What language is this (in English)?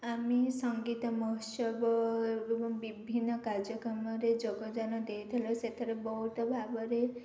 Odia